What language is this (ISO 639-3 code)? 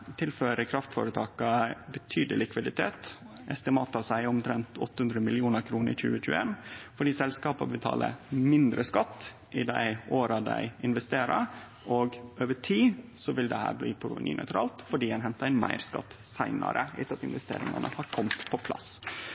nno